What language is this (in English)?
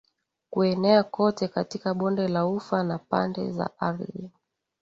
Swahili